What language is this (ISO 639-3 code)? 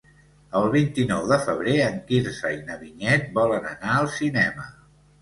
cat